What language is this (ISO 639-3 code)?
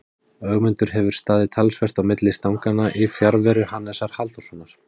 isl